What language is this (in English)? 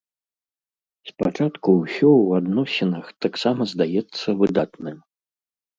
Belarusian